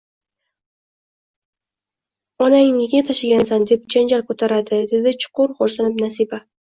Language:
Uzbek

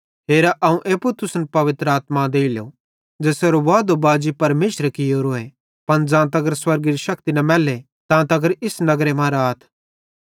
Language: Bhadrawahi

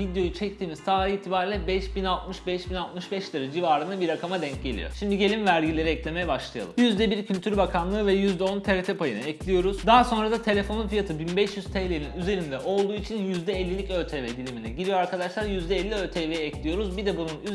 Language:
Turkish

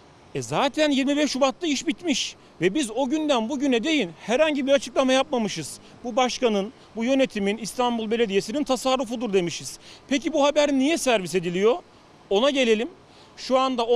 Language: Turkish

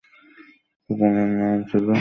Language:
Bangla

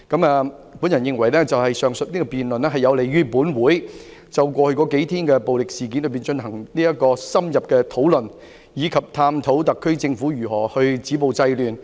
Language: Cantonese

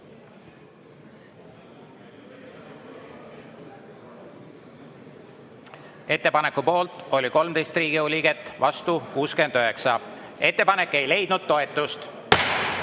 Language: Estonian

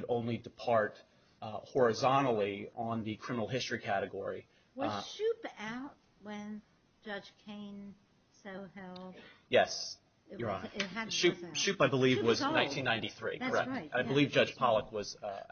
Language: English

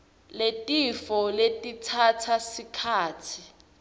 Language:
Swati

